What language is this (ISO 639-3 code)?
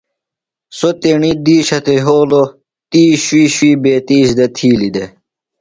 phl